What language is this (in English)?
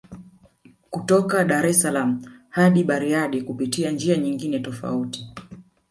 Swahili